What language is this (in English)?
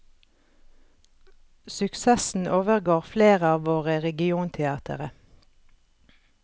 Norwegian